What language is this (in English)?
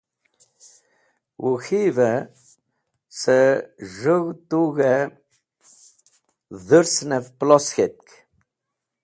Wakhi